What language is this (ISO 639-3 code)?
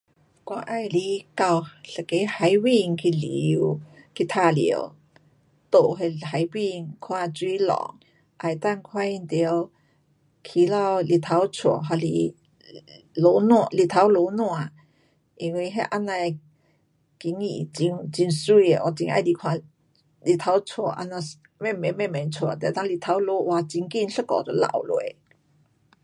cpx